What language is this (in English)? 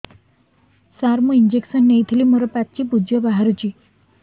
Odia